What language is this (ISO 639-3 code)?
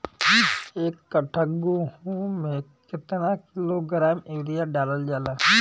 bho